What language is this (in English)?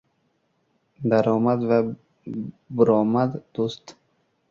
Uzbek